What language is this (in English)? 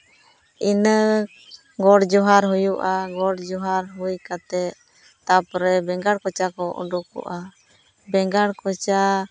Santali